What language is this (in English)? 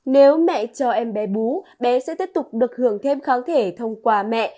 Vietnamese